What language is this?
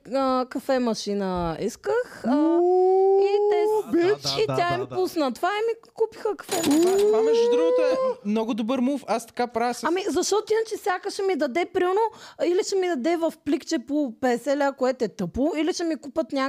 Bulgarian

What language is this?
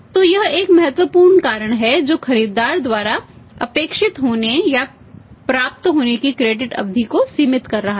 Hindi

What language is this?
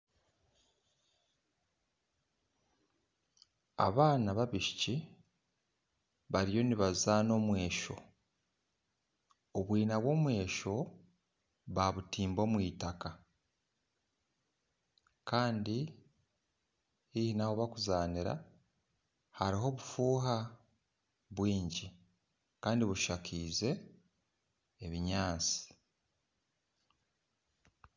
Nyankole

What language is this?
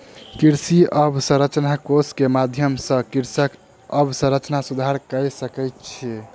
Maithili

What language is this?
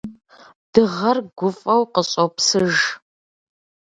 Kabardian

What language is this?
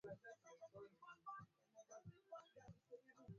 Swahili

